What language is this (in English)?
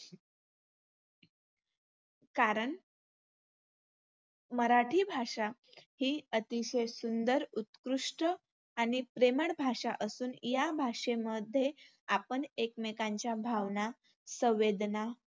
Marathi